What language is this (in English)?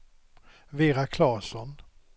Swedish